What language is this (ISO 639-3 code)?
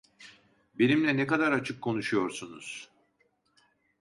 tur